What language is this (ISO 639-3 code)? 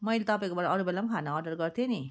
nep